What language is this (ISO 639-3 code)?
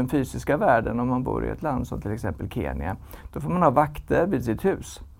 swe